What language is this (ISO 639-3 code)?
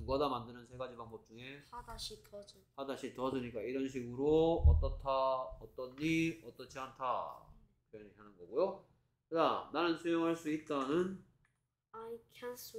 kor